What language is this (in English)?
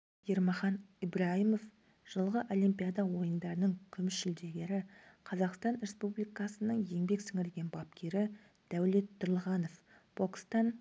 Kazakh